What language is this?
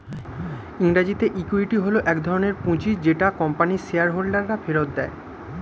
Bangla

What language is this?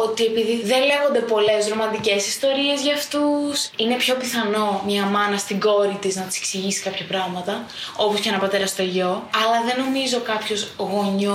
Greek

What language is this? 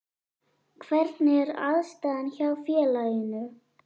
Icelandic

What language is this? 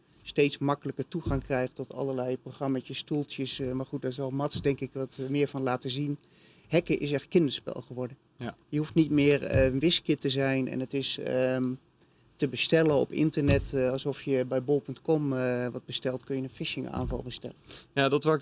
Dutch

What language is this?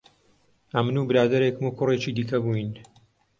Central Kurdish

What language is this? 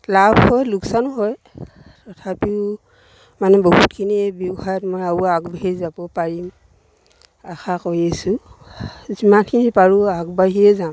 Assamese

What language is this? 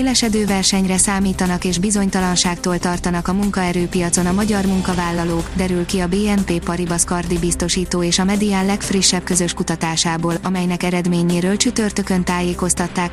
Hungarian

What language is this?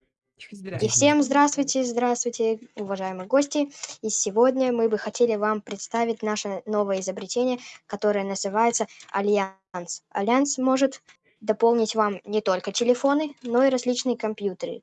Russian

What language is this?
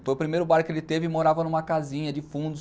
Portuguese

